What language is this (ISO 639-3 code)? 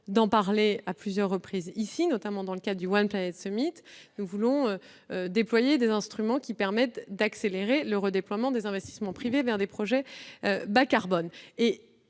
fra